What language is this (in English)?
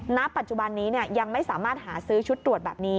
Thai